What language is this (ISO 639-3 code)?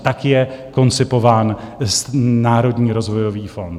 ces